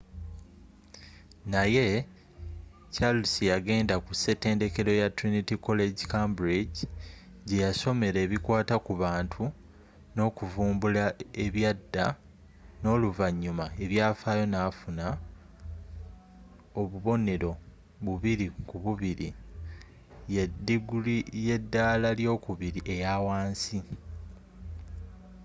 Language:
Ganda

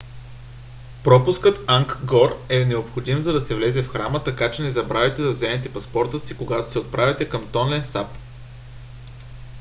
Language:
Bulgarian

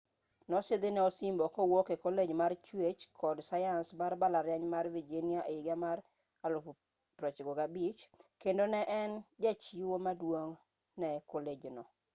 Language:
Luo (Kenya and Tanzania)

